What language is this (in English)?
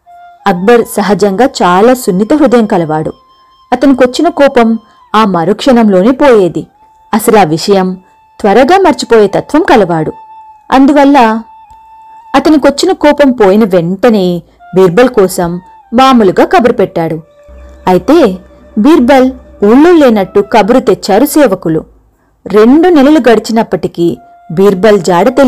Telugu